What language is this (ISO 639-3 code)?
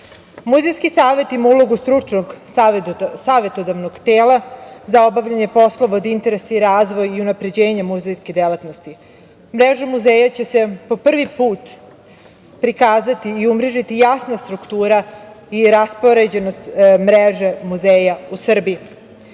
srp